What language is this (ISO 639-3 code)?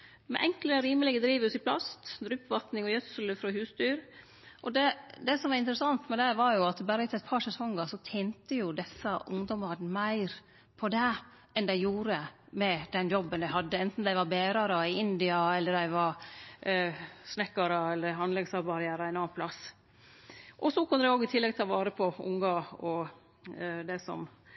nno